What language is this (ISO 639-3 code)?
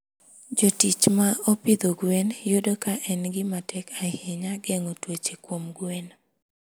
luo